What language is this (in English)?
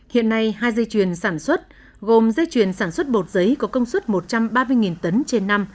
Vietnamese